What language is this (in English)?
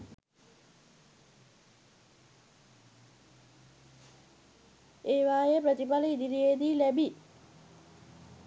Sinhala